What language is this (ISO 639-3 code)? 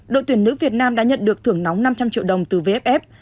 vie